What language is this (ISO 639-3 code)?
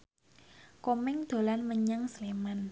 jav